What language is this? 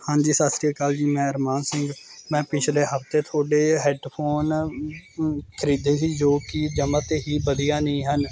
Punjabi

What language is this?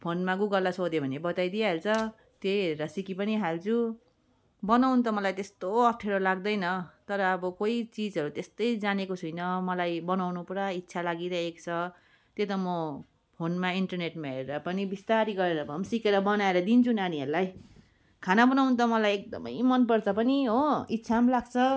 Nepali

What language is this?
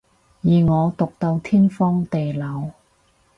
Cantonese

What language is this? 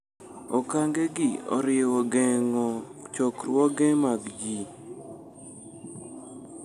Luo (Kenya and Tanzania)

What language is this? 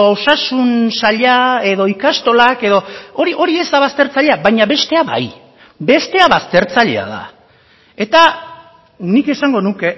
Basque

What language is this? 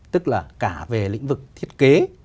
Vietnamese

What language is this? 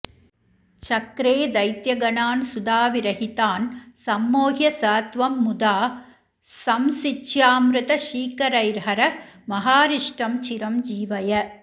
Sanskrit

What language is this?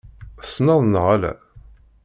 Kabyle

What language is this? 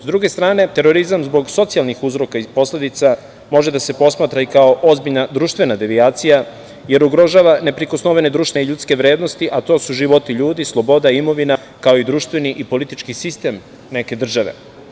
Serbian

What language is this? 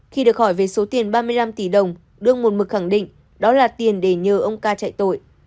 Vietnamese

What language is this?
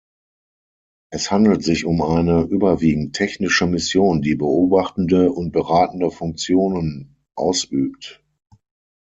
German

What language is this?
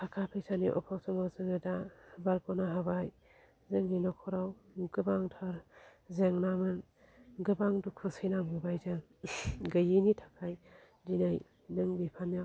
Bodo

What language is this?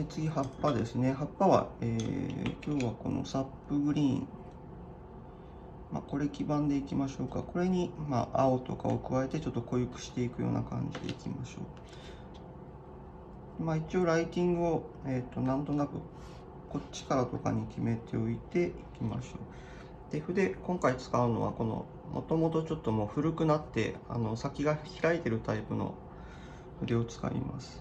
Japanese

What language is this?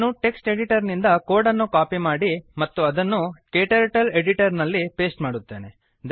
Kannada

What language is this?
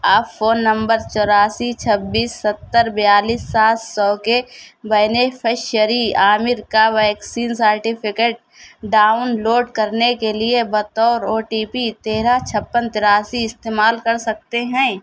Urdu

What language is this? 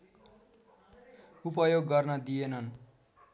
Nepali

